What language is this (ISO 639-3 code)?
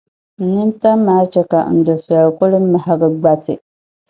dag